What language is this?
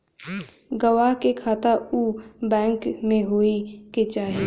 Bhojpuri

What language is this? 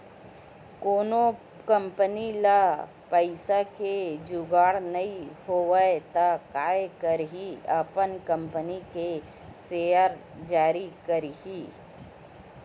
Chhattisgarhi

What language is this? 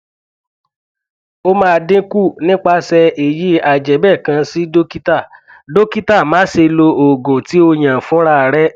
Yoruba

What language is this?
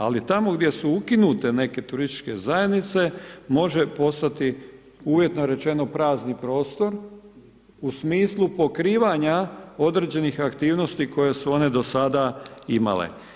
Croatian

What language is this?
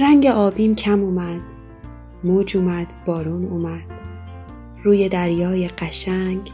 Persian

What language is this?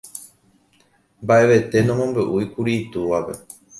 Guarani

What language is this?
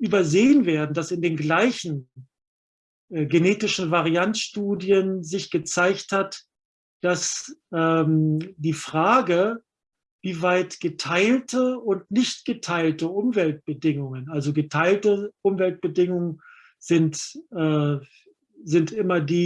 German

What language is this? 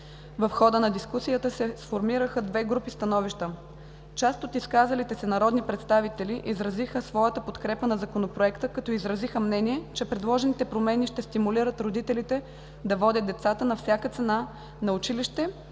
Bulgarian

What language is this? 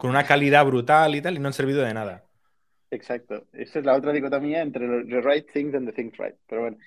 Spanish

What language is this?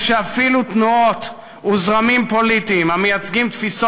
Hebrew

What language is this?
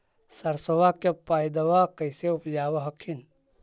Magahi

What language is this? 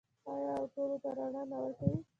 Pashto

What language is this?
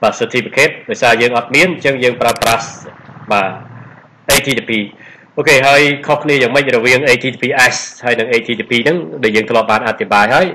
Vietnamese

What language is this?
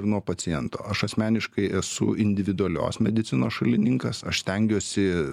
Lithuanian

